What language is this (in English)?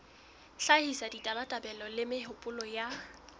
Southern Sotho